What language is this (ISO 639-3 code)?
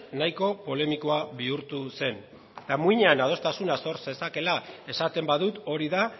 eus